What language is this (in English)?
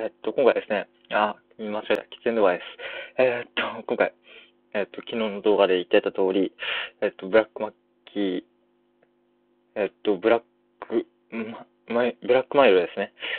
Japanese